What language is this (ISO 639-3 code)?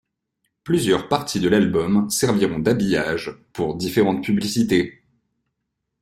fra